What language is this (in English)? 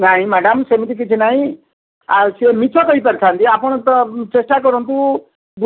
Odia